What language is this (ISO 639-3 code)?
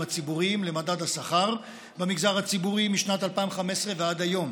heb